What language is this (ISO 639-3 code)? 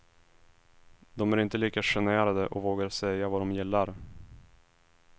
swe